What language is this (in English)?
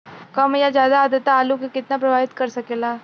Bhojpuri